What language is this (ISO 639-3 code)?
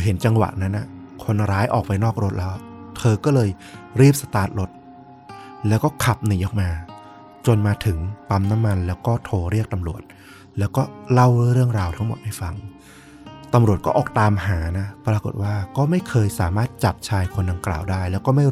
tha